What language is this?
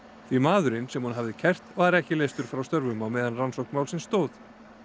Icelandic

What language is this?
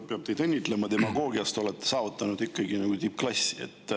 Estonian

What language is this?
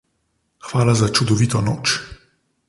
Slovenian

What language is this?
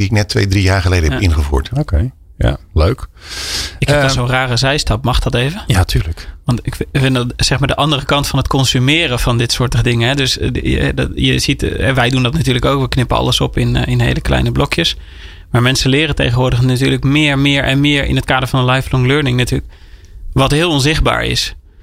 Dutch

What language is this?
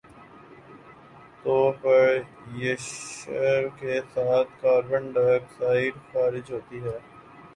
Urdu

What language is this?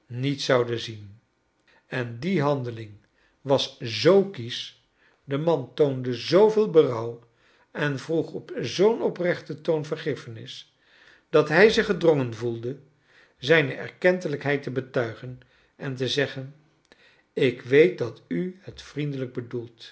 Dutch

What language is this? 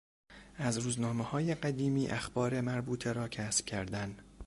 Persian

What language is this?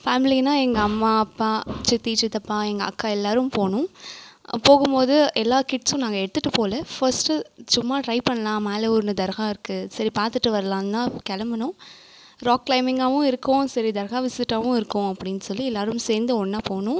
Tamil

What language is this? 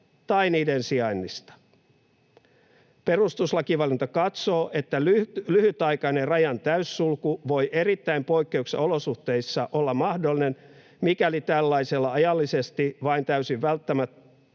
Finnish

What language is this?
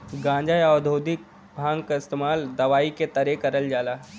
Bhojpuri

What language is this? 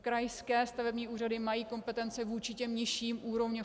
Czech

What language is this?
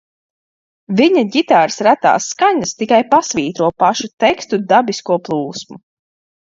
Latvian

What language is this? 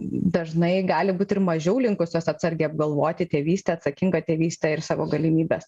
Lithuanian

